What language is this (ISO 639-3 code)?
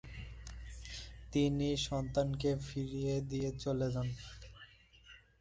ben